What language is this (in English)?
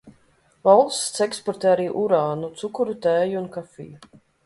Latvian